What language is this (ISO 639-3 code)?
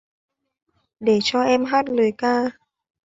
vie